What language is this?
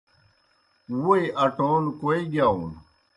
Kohistani Shina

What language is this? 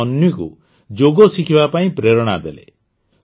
Odia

